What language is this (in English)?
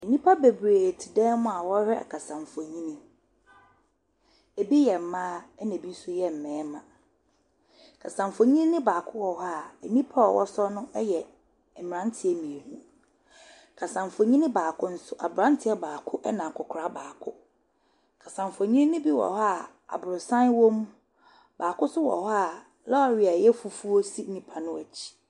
Akan